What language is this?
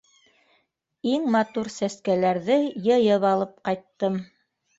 Bashkir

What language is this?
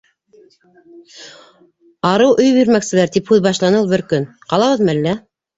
Bashkir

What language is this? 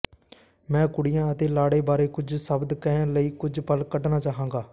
Punjabi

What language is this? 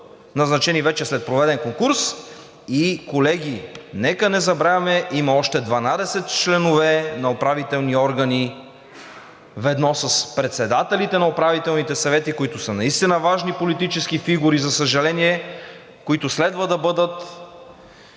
Bulgarian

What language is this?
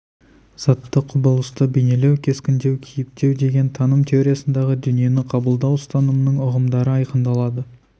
Kazakh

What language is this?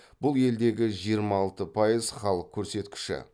Kazakh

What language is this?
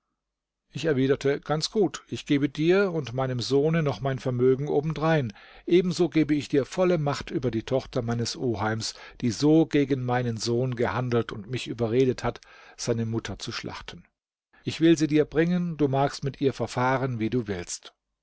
German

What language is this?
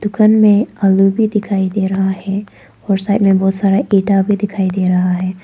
Hindi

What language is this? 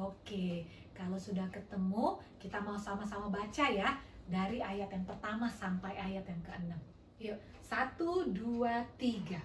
Indonesian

